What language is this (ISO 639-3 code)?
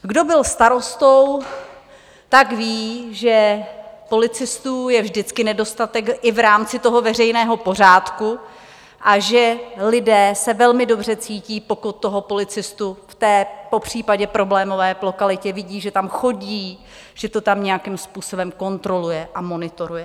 ces